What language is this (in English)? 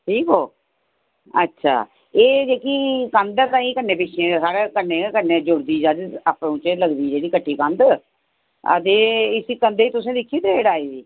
Dogri